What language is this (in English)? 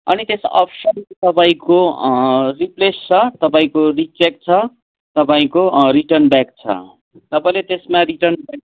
Nepali